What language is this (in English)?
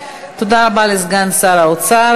Hebrew